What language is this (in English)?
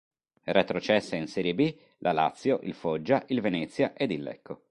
Italian